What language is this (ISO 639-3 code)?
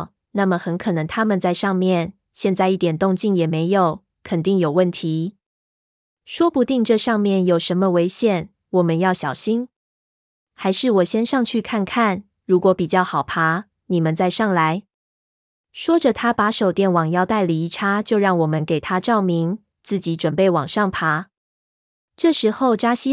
zho